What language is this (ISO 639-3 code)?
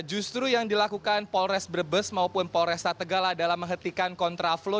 ind